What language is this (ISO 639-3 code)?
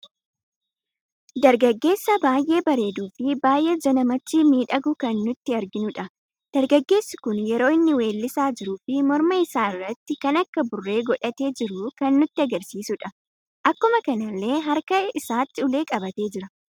orm